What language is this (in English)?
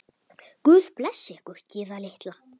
Icelandic